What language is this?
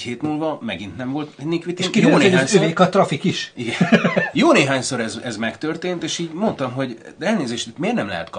Hungarian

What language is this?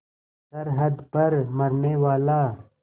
Hindi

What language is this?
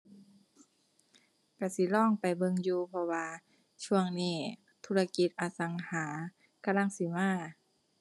Thai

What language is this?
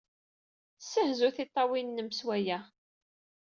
Kabyle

